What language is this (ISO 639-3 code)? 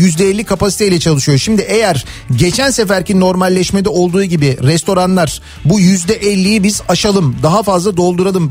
tur